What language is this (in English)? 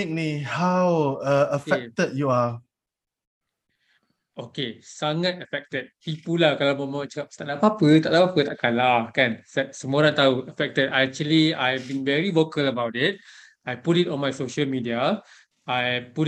Malay